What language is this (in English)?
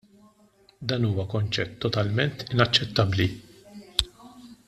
Maltese